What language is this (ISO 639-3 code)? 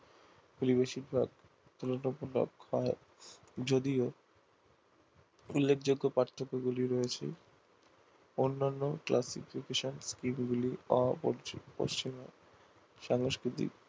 ben